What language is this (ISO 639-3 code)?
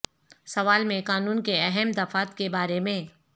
urd